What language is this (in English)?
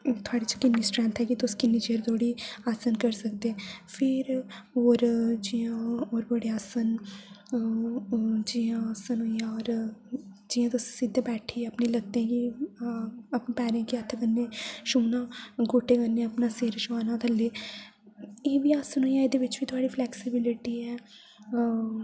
Dogri